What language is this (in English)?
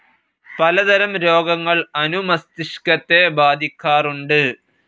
Malayalam